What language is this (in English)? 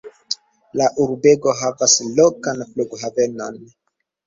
Esperanto